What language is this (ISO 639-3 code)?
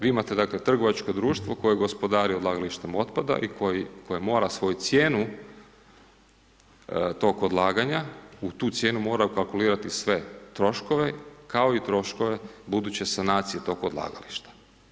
hrv